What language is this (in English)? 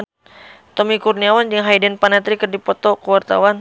Sundanese